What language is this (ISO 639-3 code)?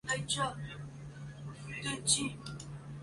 zho